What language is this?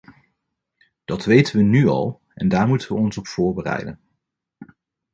Dutch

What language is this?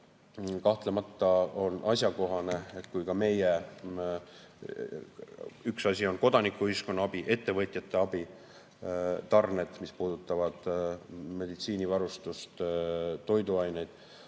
Estonian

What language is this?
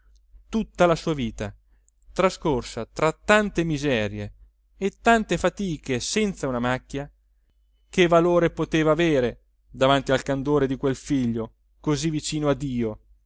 Italian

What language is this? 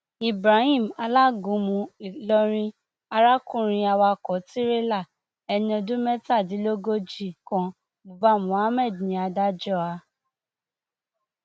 Yoruba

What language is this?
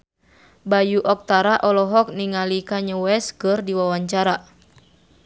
Sundanese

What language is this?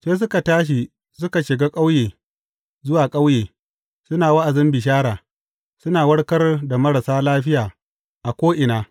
Hausa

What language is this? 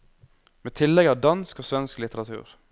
Norwegian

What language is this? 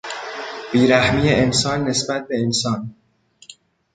Persian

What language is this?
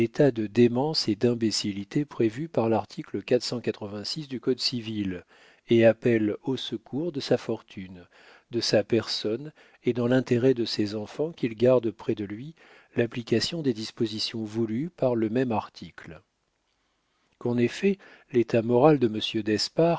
French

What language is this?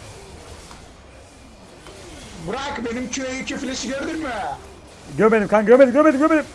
Turkish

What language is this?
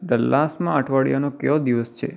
Gujarati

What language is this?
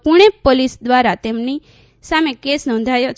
Gujarati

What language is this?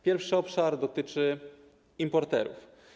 Polish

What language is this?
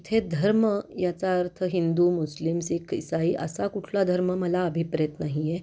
Marathi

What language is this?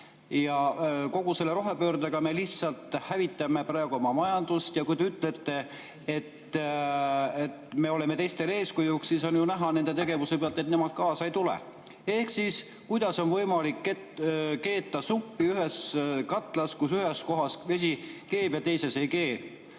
Estonian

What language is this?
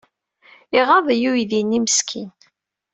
Kabyle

